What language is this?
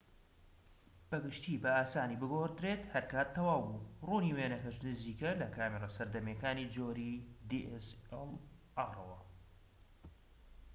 Central Kurdish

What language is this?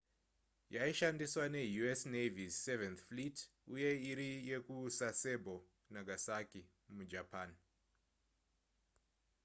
Shona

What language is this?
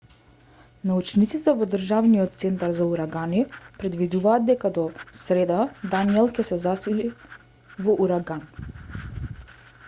Macedonian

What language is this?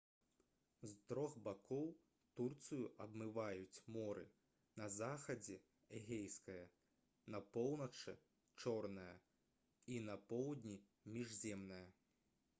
Belarusian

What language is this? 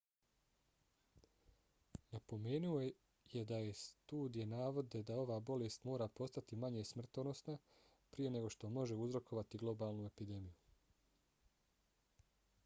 Bosnian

